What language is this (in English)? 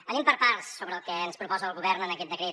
Catalan